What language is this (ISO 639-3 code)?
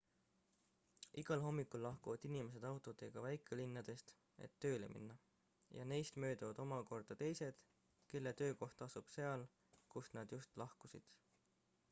est